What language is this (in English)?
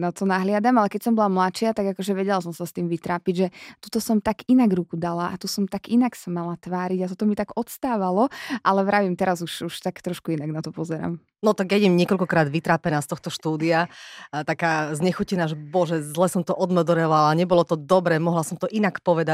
Slovak